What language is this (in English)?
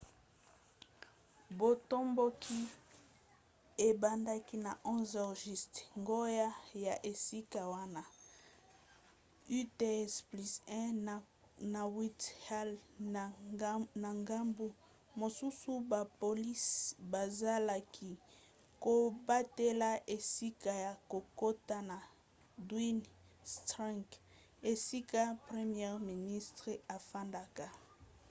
Lingala